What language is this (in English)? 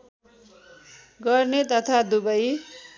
Nepali